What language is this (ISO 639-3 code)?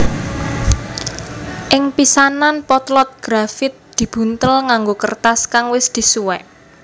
jav